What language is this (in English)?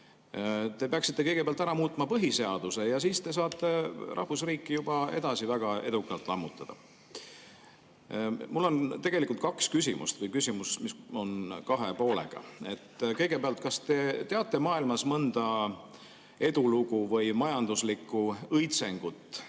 Estonian